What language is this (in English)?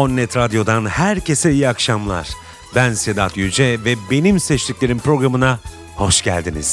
Turkish